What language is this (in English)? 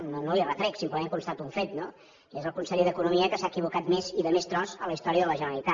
Catalan